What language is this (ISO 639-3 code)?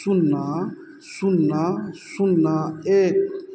mai